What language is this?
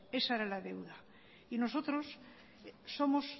Spanish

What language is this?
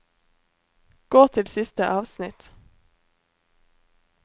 Norwegian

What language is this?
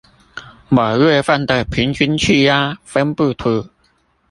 Chinese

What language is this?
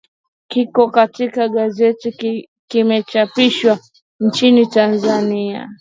Swahili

